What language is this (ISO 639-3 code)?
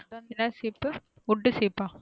tam